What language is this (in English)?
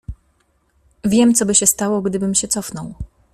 Polish